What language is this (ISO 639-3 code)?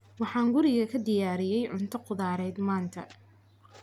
som